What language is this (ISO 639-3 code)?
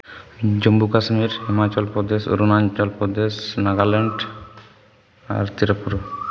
sat